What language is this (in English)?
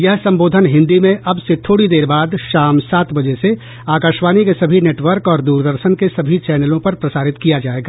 Hindi